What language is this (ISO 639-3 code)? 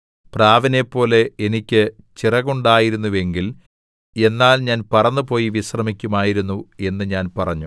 mal